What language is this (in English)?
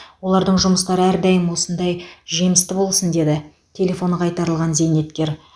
Kazakh